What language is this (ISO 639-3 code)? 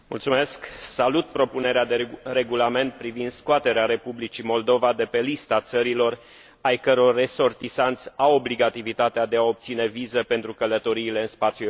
ron